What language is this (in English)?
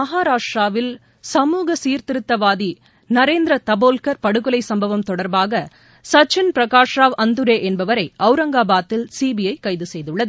Tamil